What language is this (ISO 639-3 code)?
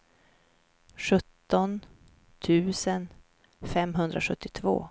swe